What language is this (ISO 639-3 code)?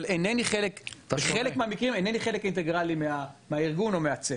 heb